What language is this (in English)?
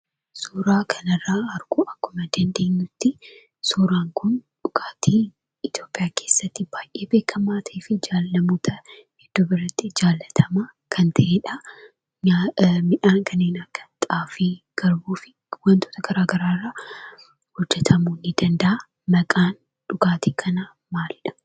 Oromo